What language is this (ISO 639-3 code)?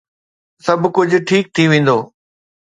snd